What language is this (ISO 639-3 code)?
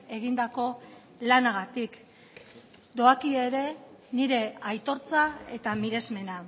eus